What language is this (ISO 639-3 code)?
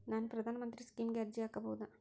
kan